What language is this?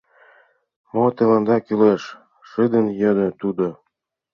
Mari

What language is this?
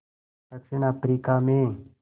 Hindi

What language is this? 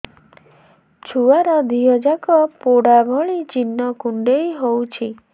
Odia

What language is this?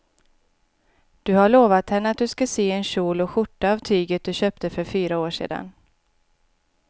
Swedish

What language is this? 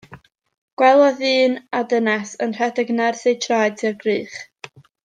Welsh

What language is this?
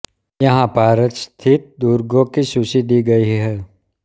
Hindi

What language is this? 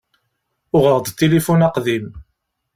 Kabyle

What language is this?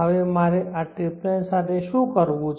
Gujarati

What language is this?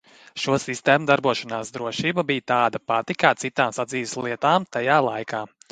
Latvian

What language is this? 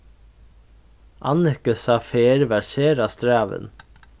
Faroese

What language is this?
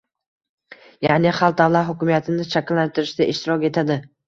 Uzbek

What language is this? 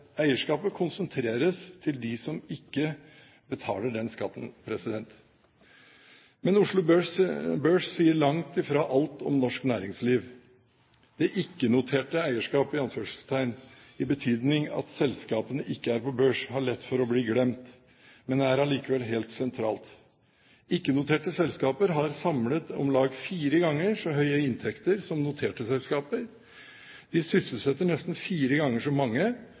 Norwegian Bokmål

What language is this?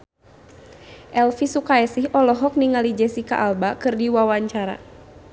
Sundanese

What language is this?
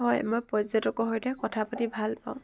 Assamese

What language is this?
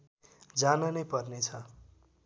Nepali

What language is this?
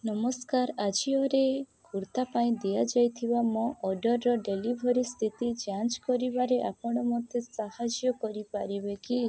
Odia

